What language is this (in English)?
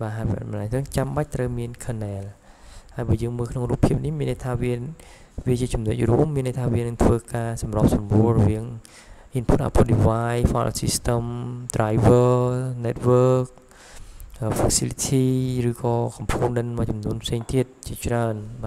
Thai